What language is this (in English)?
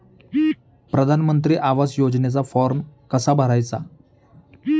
Marathi